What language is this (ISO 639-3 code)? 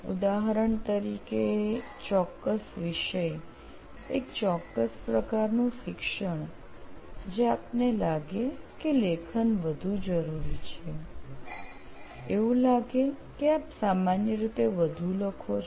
guj